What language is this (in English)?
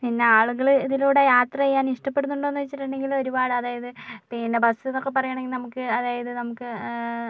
Malayalam